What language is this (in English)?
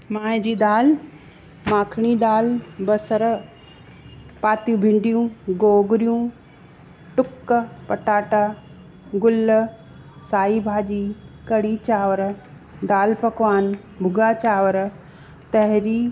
Sindhi